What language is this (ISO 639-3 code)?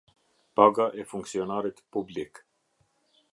sqi